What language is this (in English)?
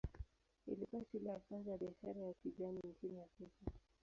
Swahili